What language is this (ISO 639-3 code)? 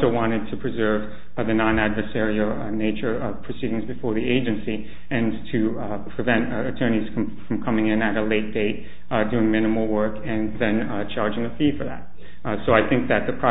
eng